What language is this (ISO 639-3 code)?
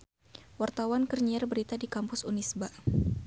sun